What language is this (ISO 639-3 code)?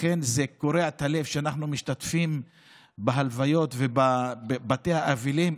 heb